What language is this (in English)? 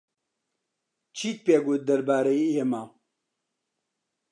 Central Kurdish